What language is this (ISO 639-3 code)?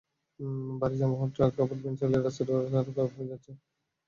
ben